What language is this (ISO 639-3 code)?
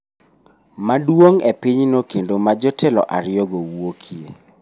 luo